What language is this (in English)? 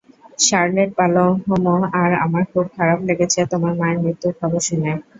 Bangla